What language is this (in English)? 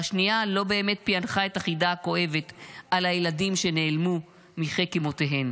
Hebrew